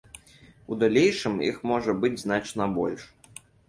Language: Belarusian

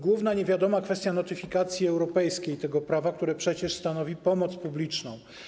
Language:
Polish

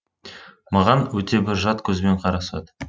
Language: Kazakh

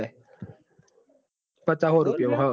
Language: Gujarati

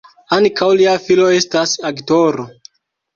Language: Esperanto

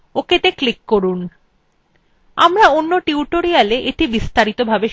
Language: Bangla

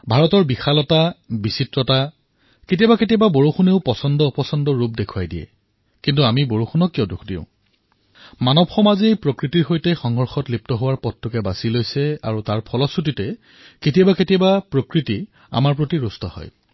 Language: Assamese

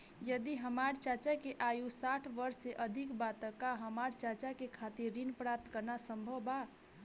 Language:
Bhojpuri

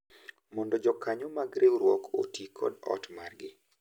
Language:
Luo (Kenya and Tanzania)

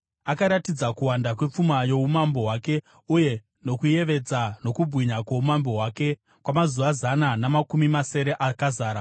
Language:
Shona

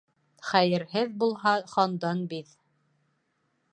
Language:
Bashkir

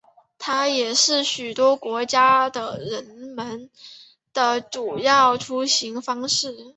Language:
Chinese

